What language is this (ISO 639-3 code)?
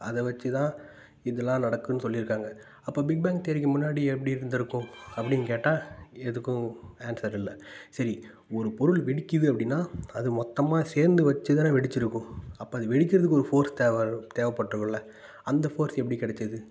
tam